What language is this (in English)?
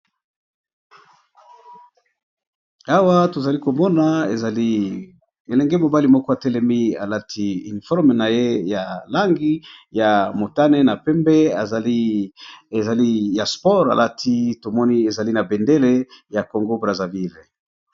Lingala